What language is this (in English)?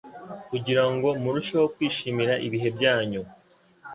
Kinyarwanda